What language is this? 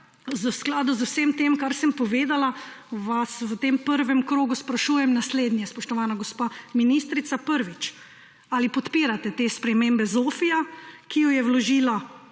Slovenian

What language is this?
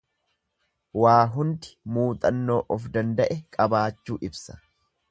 Oromo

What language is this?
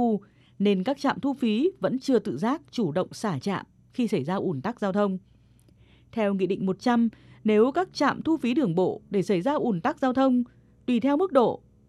Vietnamese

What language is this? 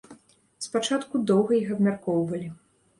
Belarusian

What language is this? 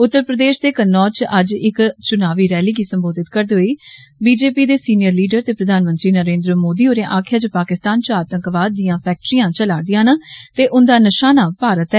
Dogri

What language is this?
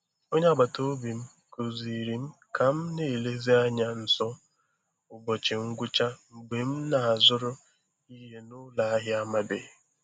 Igbo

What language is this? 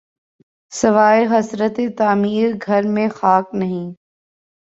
Urdu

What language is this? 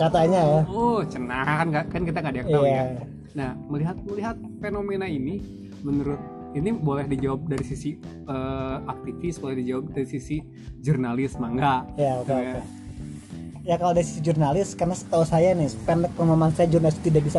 Indonesian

